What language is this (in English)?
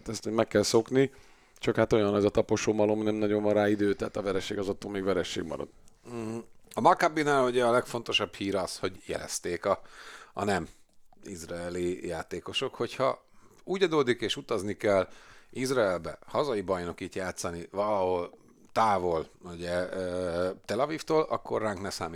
Hungarian